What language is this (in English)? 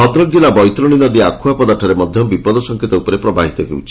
Odia